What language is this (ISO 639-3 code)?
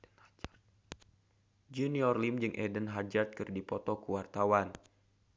sun